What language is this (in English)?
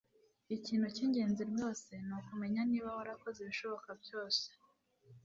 Kinyarwanda